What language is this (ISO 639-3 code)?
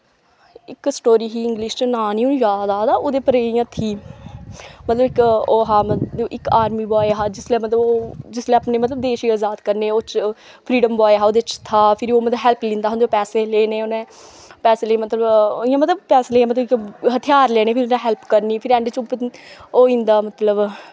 doi